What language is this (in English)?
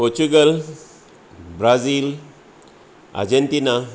Konkani